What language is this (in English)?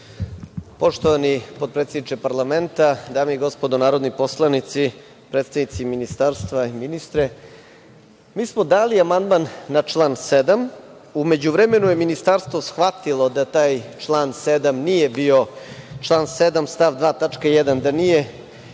Serbian